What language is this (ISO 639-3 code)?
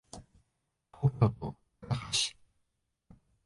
jpn